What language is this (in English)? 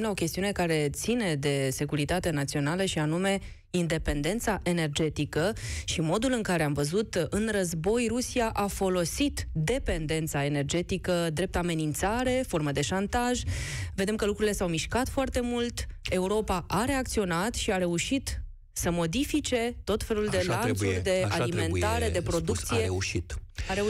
Romanian